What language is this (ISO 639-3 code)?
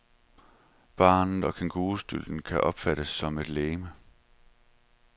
dan